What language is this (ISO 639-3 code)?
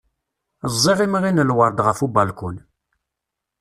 kab